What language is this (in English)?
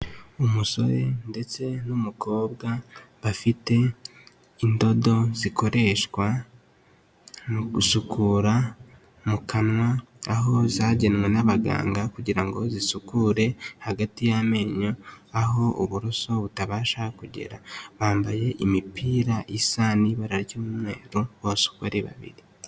Kinyarwanda